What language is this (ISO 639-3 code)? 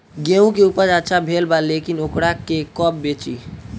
bho